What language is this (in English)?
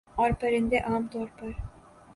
Urdu